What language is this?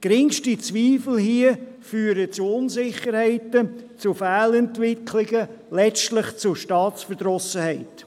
Swiss German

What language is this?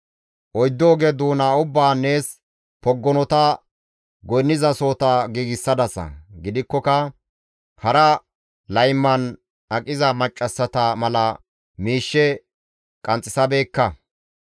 Gamo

